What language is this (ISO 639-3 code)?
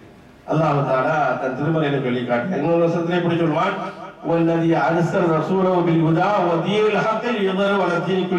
ara